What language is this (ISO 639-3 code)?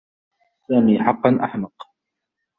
ara